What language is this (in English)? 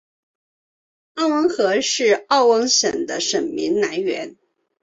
Chinese